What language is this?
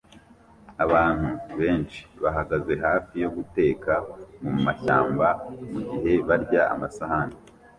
Kinyarwanda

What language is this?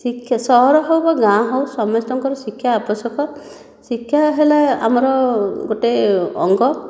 Odia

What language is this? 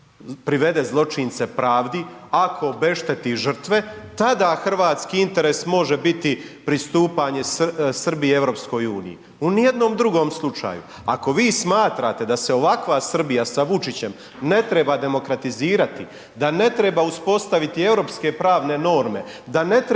Croatian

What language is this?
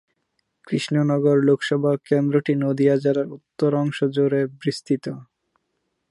Bangla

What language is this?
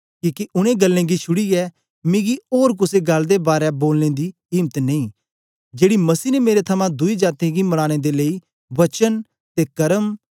Dogri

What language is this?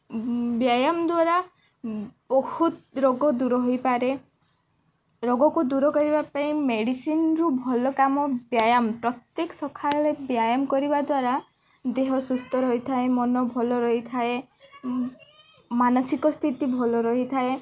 Odia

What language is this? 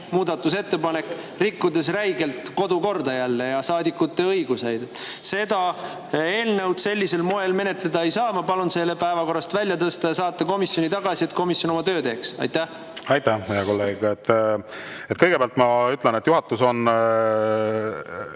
Estonian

